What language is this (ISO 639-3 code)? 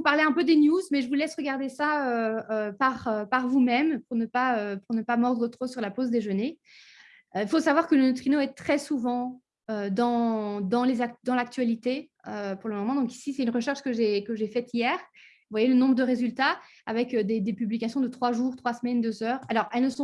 fra